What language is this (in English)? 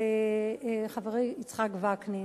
Hebrew